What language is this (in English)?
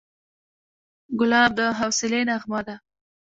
Pashto